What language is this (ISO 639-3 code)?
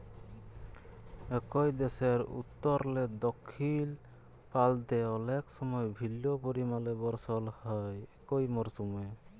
ben